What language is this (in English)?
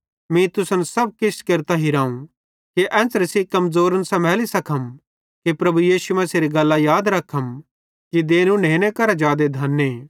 Bhadrawahi